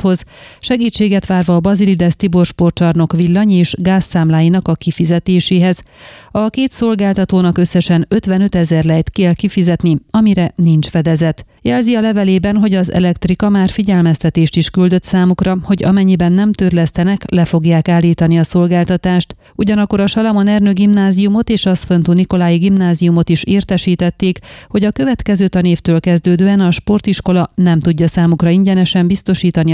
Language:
Hungarian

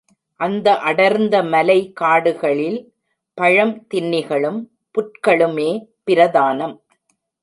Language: Tamil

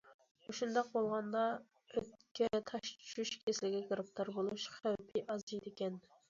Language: Uyghur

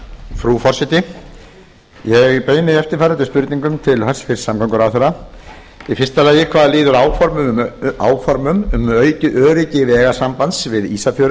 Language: Icelandic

